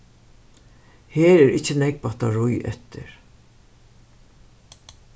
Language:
Faroese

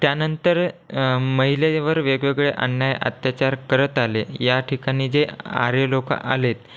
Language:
Marathi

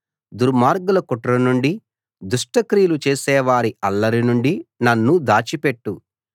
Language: Telugu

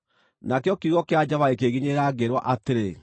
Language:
Kikuyu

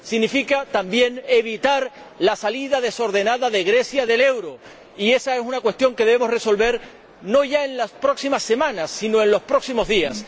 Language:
Spanish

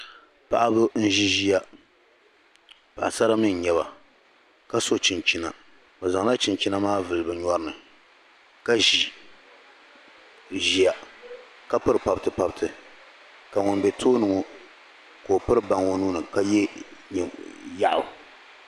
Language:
Dagbani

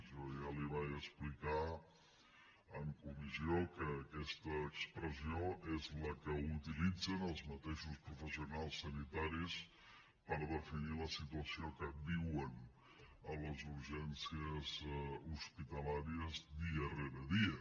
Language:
Catalan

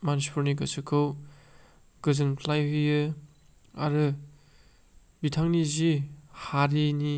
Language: Bodo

